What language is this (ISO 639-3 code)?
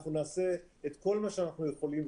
heb